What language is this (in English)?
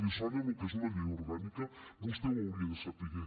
Catalan